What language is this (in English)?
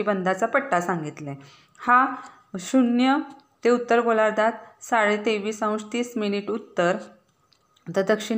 Marathi